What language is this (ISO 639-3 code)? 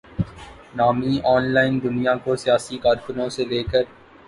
urd